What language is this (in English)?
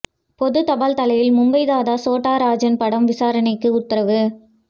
Tamil